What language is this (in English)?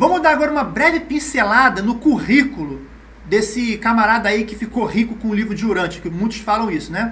Portuguese